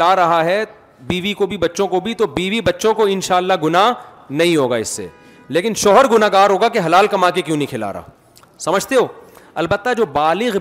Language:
Urdu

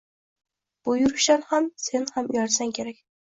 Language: Uzbek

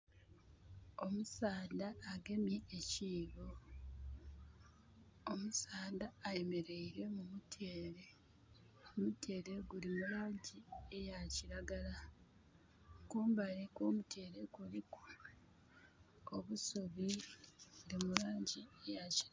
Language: Soga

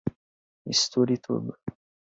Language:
Portuguese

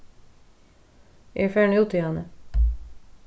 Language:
Faroese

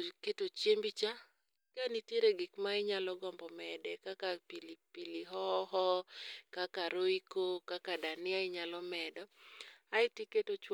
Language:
Luo (Kenya and Tanzania)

